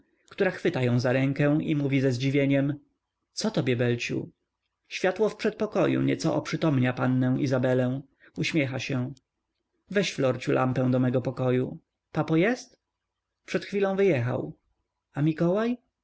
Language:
Polish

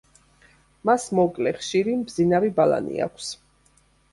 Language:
Georgian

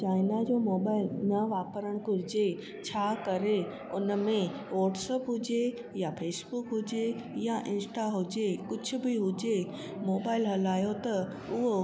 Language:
Sindhi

